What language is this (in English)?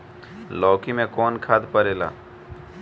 Bhojpuri